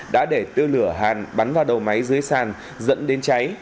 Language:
Vietnamese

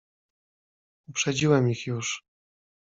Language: Polish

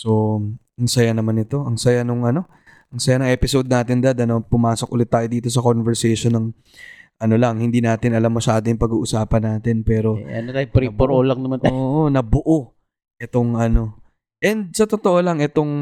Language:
Filipino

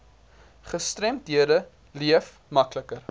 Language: Afrikaans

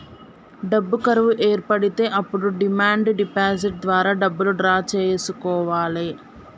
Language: Telugu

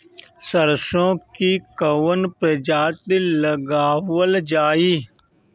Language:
Bhojpuri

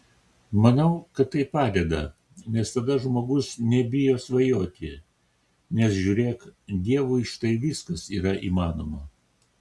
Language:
Lithuanian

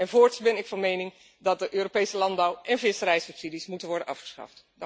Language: Dutch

